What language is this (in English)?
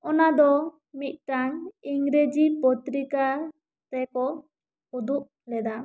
Santali